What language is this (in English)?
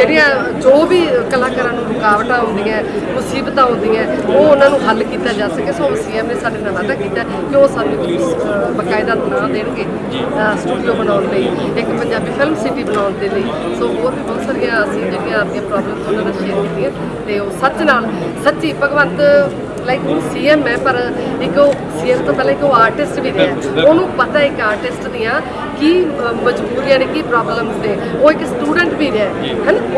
Punjabi